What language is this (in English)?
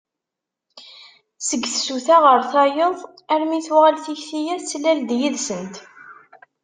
Kabyle